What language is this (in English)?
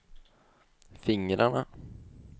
Swedish